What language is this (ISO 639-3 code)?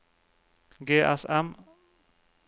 nor